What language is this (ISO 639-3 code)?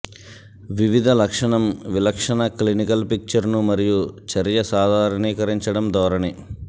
tel